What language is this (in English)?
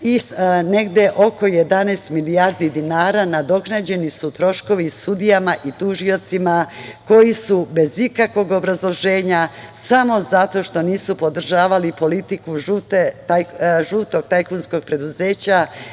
Serbian